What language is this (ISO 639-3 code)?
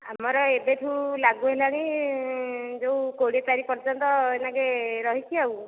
ori